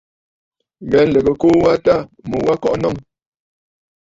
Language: Bafut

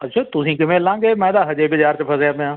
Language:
Punjabi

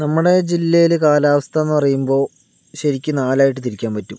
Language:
Malayalam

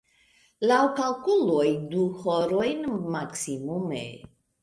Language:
Esperanto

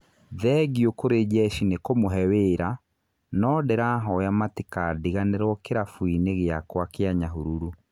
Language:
Kikuyu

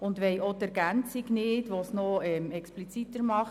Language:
Swiss German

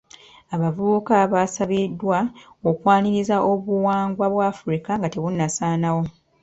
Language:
Ganda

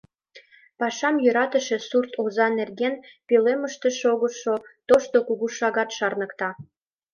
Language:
Mari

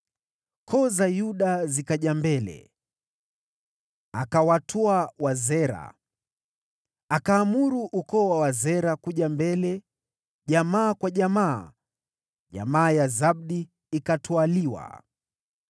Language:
Swahili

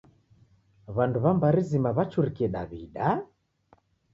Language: Taita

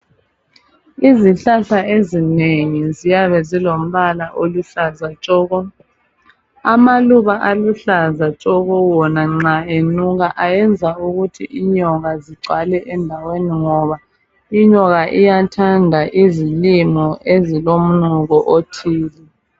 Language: North Ndebele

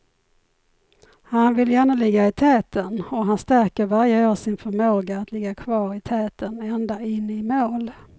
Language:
Swedish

